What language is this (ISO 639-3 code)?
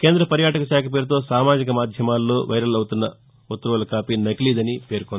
tel